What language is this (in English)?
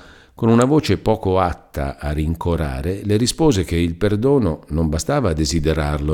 Italian